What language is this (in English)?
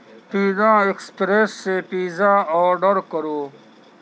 Urdu